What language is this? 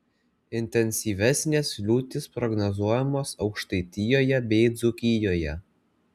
Lithuanian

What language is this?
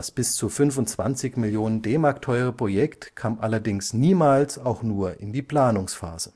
German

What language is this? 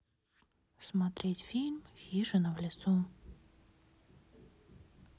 Russian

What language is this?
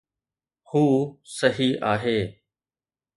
Sindhi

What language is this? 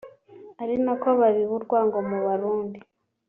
Kinyarwanda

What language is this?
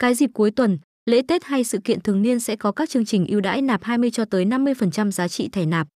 Vietnamese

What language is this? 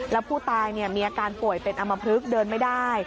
Thai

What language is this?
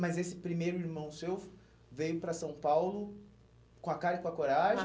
Portuguese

